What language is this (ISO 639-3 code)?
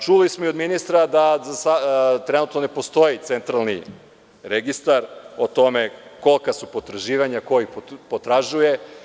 srp